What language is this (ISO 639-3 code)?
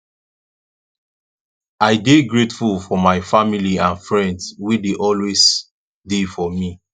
pcm